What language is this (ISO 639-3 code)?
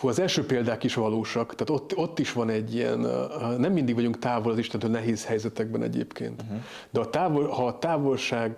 hun